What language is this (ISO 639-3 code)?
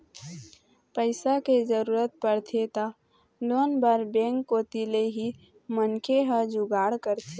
hne